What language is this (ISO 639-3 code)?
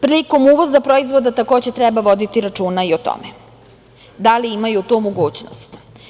srp